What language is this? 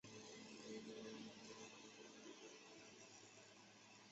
Chinese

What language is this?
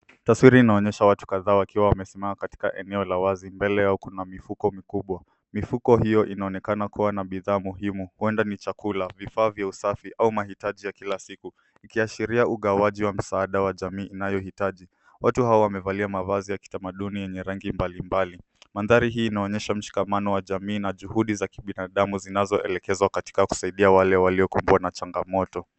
Swahili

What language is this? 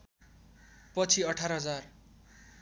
Nepali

